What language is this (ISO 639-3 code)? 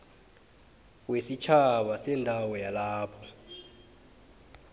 nbl